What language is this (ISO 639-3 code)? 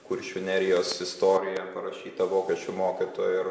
lit